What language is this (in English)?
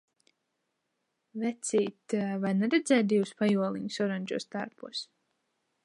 Latvian